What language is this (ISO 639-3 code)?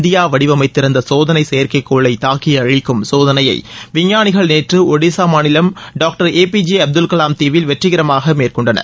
tam